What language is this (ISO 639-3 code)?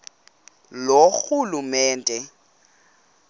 xho